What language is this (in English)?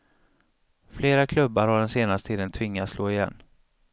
Swedish